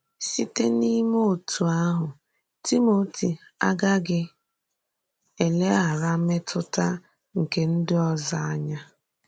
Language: Igbo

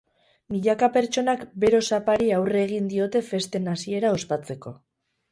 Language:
Basque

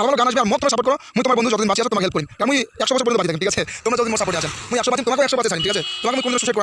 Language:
Indonesian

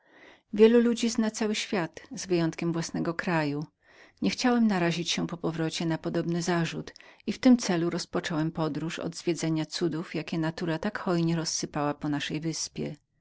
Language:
Polish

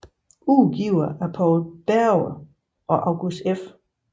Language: Danish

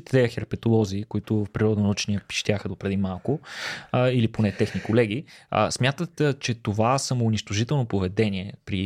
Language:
Bulgarian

